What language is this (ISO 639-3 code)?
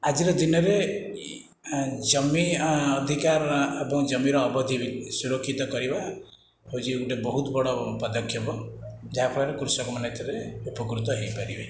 ori